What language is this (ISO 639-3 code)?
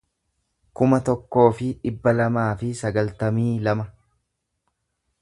orm